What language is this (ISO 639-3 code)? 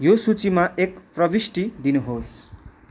nep